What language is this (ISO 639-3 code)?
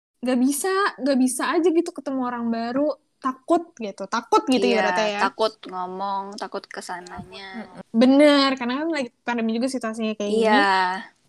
ind